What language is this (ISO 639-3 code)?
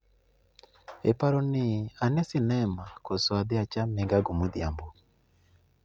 luo